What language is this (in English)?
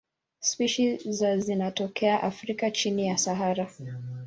Swahili